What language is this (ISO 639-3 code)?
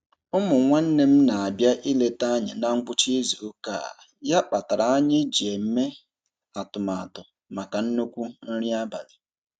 ibo